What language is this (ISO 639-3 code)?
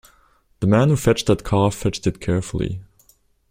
eng